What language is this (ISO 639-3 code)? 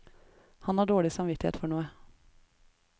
nor